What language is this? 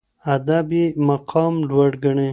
Pashto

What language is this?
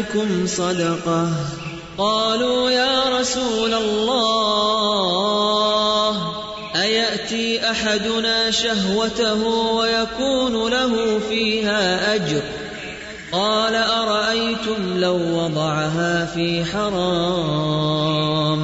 Urdu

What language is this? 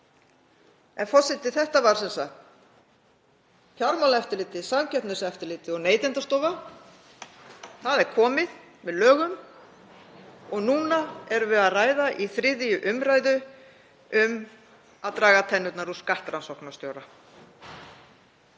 Icelandic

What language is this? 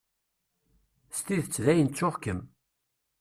Kabyle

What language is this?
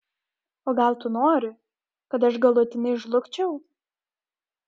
Lithuanian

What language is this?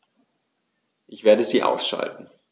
German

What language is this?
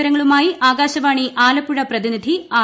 Malayalam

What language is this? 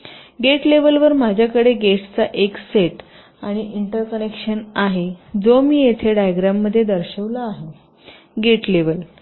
Marathi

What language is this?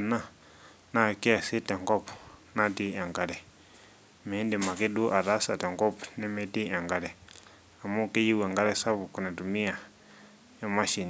Masai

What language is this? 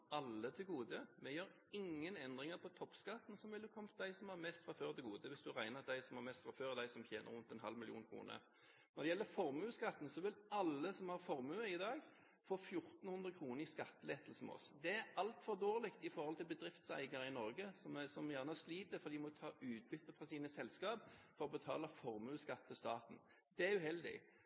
Norwegian Bokmål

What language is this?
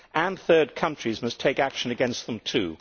English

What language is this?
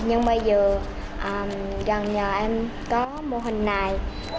Vietnamese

